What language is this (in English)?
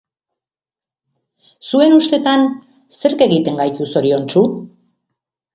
Basque